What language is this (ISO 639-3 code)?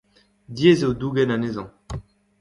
bre